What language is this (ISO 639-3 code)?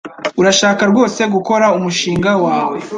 kin